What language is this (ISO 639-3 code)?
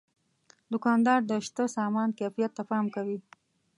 pus